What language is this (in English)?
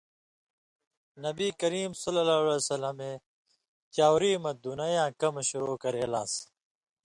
Indus Kohistani